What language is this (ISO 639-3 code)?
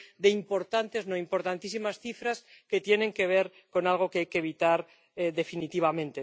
spa